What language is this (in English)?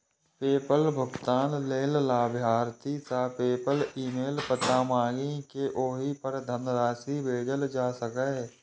Maithili